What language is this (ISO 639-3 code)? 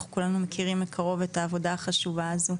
heb